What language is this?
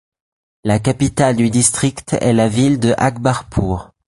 French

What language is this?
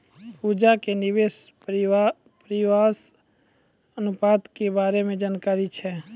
Maithili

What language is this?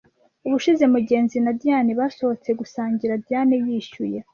Kinyarwanda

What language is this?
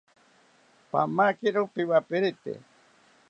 South Ucayali Ashéninka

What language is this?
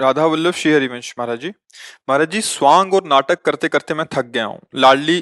Hindi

